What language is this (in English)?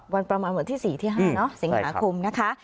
Thai